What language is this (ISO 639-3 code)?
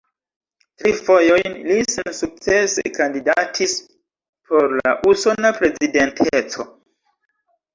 epo